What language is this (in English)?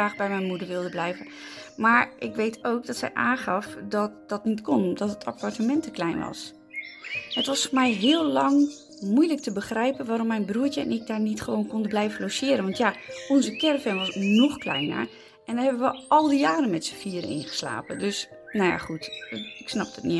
Dutch